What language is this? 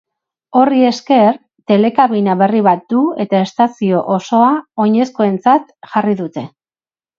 Basque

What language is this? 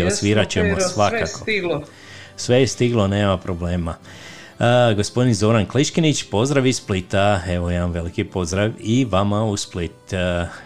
Croatian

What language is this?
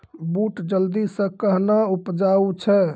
Maithili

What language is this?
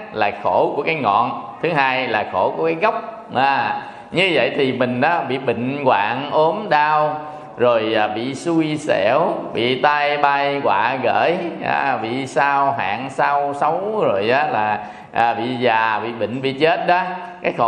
Vietnamese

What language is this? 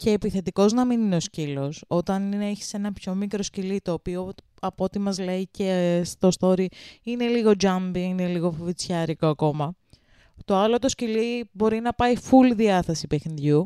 Greek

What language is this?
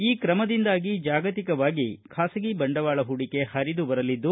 Kannada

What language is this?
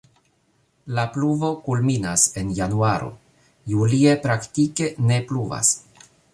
Esperanto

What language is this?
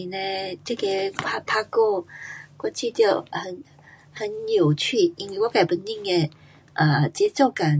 Pu-Xian Chinese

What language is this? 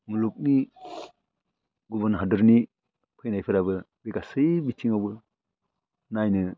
Bodo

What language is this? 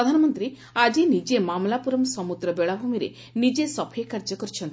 Odia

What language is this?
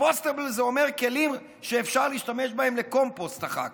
Hebrew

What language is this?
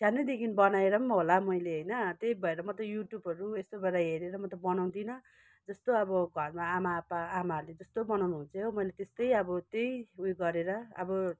Nepali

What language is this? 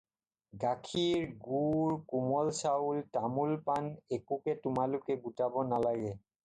Assamese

